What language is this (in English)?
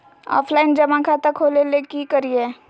Magahi